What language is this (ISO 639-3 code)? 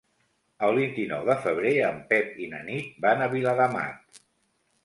cat